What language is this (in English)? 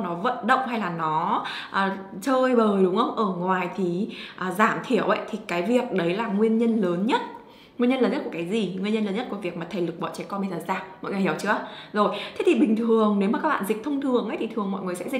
Vietnamese